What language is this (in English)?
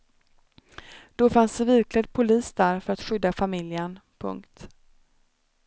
Swedish